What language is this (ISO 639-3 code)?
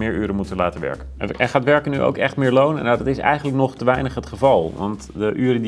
nld